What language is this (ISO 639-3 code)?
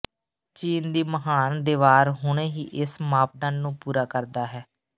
pan